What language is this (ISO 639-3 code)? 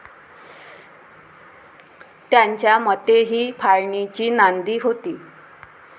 mar